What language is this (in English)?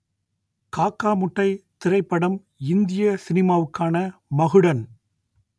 Tamil